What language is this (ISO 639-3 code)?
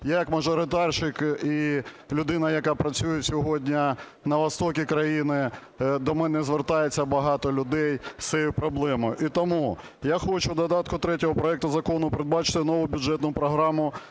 ukr